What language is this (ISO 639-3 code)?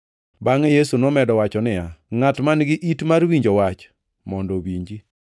luo